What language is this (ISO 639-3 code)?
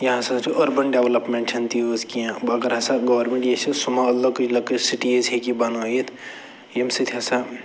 kas